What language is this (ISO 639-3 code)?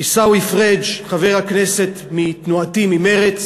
heb